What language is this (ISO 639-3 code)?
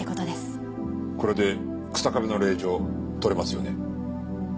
jpn